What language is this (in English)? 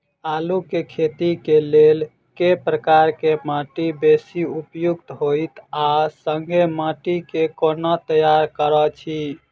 Maithili